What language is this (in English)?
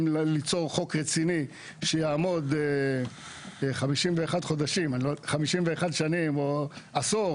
Hebrew